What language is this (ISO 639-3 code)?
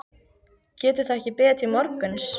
isl